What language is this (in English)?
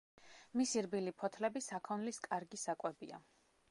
Georgian